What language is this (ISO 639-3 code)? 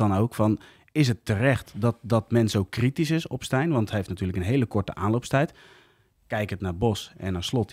nld